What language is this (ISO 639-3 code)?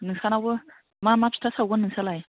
brx